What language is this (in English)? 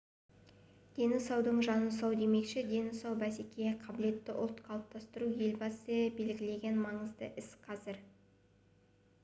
Kazakh